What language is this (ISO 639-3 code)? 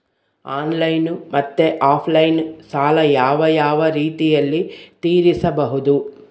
kan